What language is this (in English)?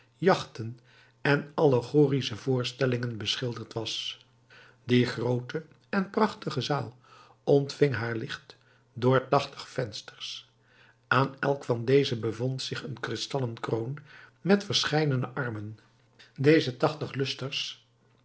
Dutch